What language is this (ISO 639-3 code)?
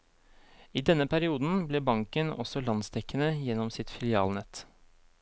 nor